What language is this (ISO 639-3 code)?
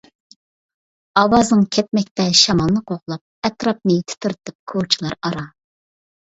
uig